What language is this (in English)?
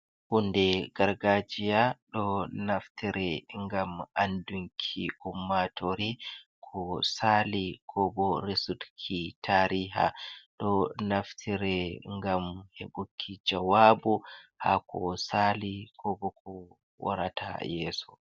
Fula